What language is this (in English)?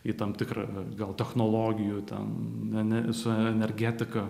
Lithuanian